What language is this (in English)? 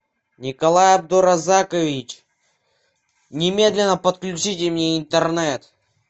Russian